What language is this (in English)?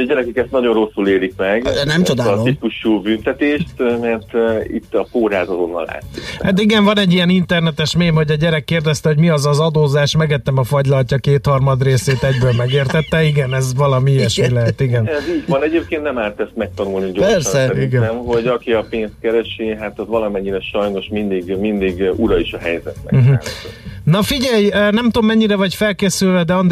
Hungarian